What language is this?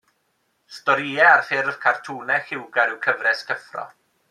Welsh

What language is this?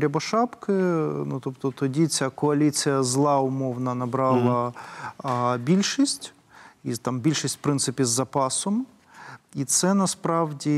Ukrainian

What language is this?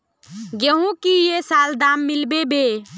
Magahi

